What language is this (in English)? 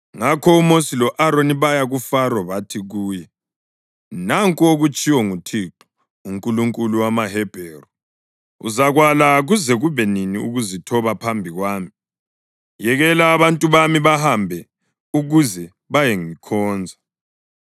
North Ndebele